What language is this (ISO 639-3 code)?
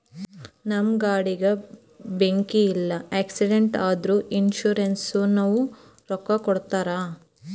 kan